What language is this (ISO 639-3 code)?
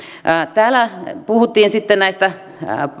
fin